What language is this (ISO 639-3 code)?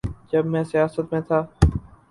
urd